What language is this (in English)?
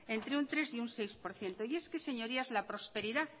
Spanish